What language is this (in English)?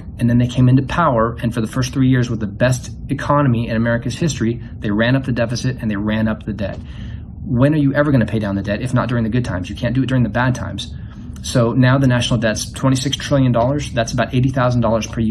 English